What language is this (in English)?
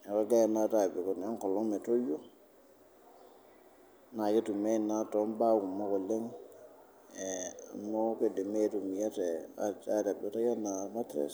Masai